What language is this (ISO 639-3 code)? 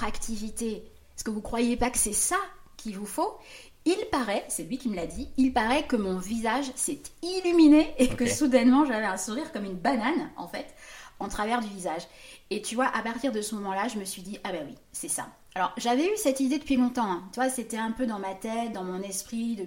fra